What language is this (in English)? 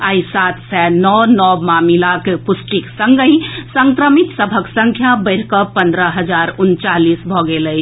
Maithili